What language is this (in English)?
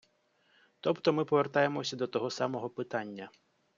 Ukrainian